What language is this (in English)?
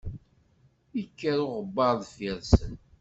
Kabyle